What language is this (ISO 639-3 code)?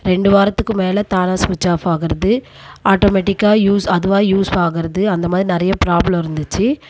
tam